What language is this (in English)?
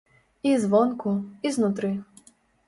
Belarusian